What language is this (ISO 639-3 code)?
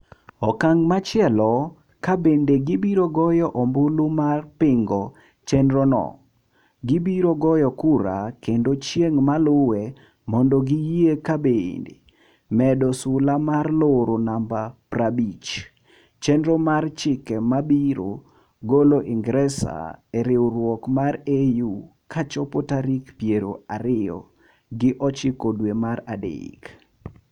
luo